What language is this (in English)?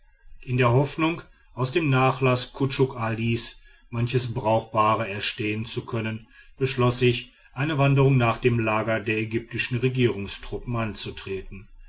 German